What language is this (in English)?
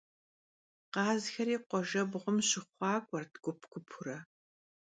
Kabardian